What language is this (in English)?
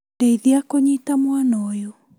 Kikuyu